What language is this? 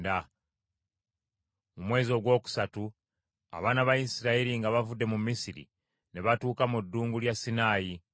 Ganda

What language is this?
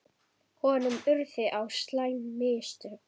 Icelandic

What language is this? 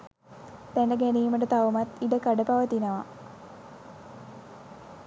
Sinhala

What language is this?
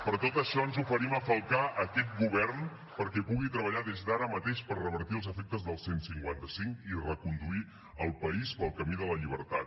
Catalan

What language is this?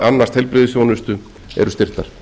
Icelandic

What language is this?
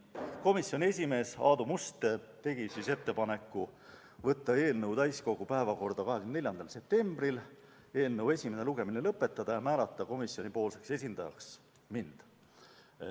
Estonian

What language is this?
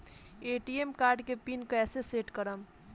Bhojpuri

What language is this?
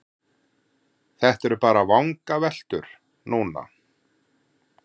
Icelandic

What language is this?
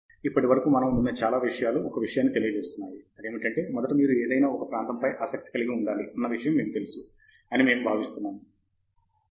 Telugu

